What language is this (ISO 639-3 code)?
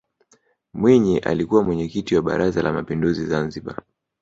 swa